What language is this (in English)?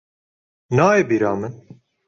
Kurdish